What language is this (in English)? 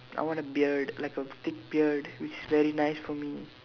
English